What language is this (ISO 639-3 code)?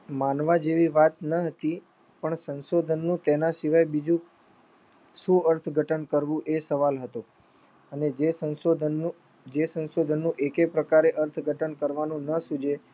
guj